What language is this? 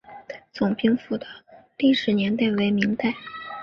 Chinese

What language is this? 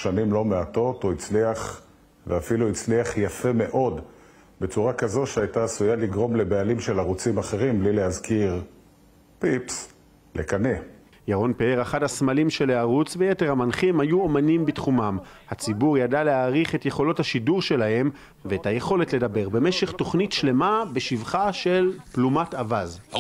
Hebrew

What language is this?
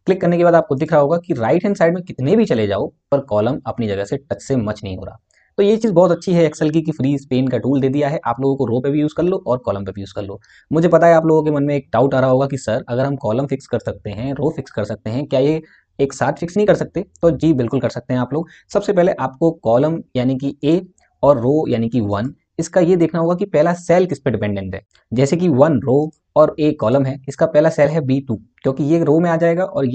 Hindi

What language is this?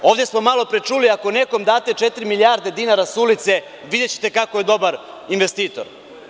Serbian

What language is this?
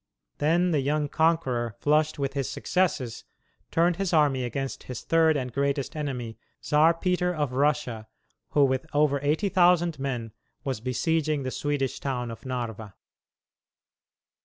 English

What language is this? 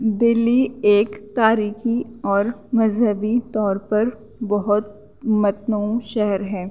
Urdu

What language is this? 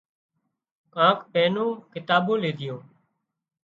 Wadiyara Koli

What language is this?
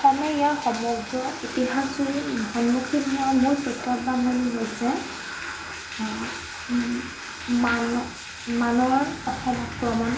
Assamese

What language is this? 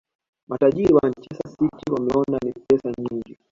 Swahili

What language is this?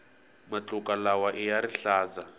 Tsonga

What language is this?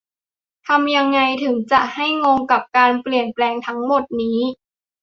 Thai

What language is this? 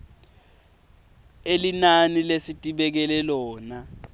Swati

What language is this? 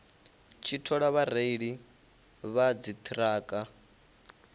Venda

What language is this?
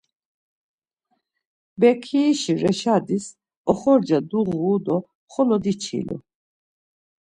Laz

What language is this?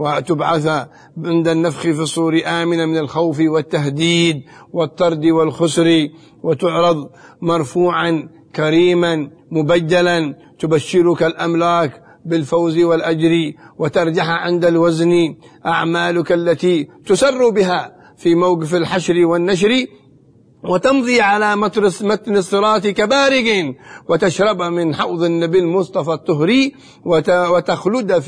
Arabic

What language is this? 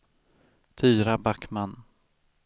Swedish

